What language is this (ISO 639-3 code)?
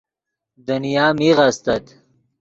ydg